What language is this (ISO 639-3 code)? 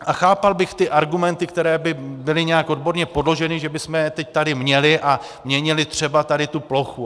ces